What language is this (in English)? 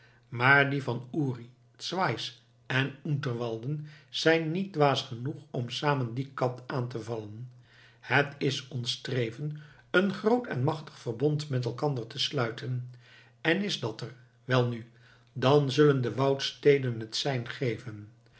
Dutch